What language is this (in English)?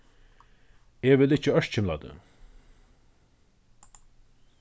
Faroese